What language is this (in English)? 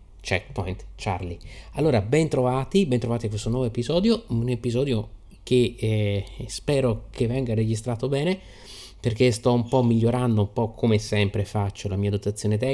Italian